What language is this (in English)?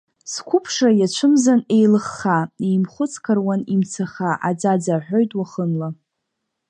Abkhazian